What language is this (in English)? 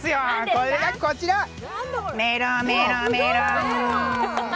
Japanese